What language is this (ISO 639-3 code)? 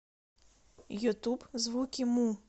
rus